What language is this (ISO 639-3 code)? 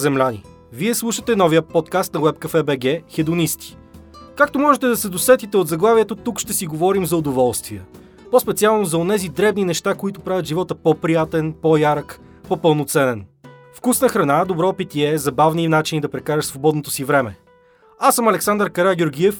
bul